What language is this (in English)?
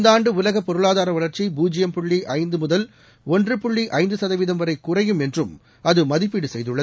Tamil